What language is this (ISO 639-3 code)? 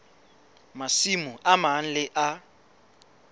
sot